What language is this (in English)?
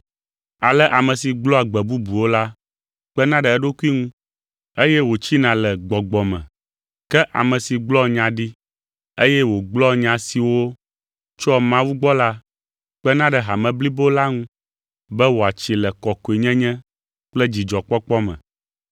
Ewe